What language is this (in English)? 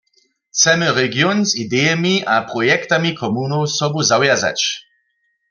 Upper Sorbian